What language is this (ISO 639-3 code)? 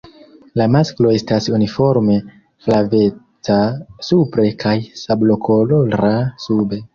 epo